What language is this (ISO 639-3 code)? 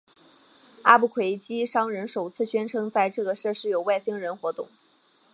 zho